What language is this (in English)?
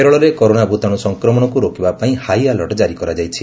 Odia